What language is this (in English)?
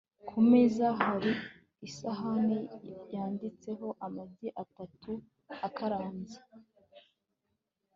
Kinyarwanda